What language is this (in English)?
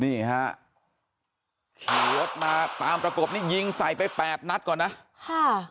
Thai